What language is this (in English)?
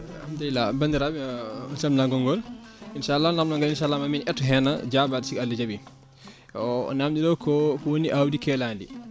Fula